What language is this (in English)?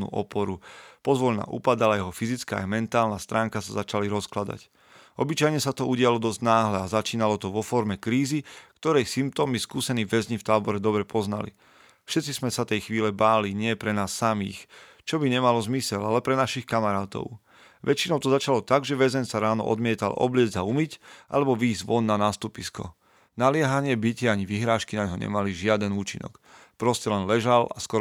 Slovak